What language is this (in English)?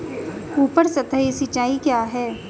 Hindi